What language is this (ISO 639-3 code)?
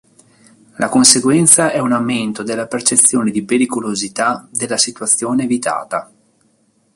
ita